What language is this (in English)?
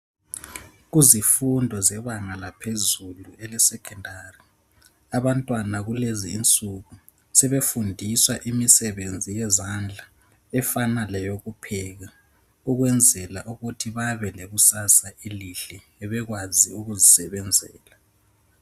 North Ndebele